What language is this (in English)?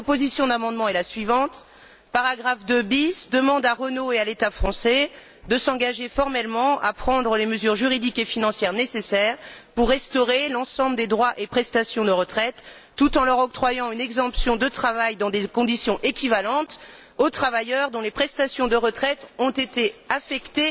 French